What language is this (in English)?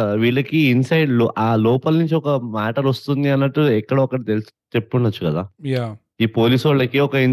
Telugu